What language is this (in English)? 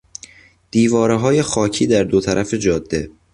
Persian